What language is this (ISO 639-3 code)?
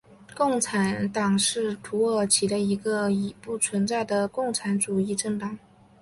zho